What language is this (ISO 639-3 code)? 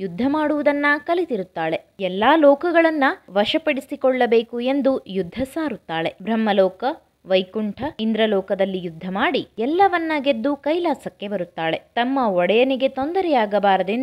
ara